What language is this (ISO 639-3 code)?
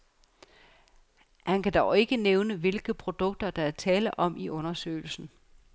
dan